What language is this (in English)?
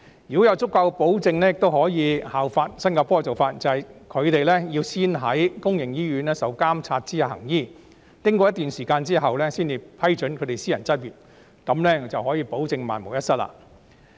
Cantonese